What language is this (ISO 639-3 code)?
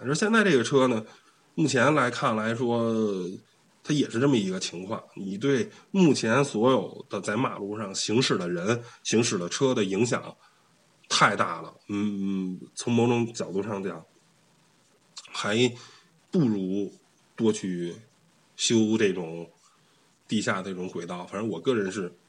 zho